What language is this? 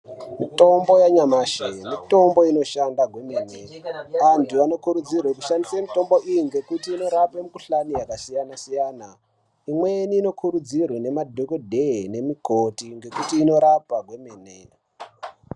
Ndau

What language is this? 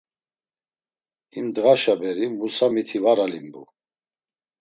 Laz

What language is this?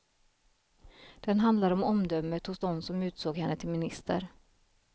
Swedish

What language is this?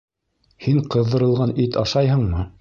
Bashkir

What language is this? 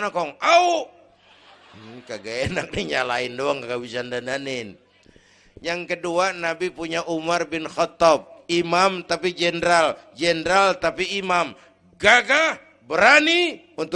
Indonesian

